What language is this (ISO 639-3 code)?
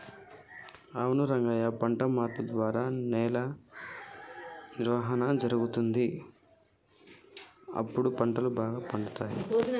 tel